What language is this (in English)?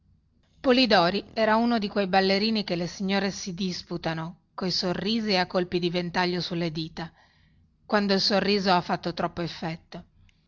Italian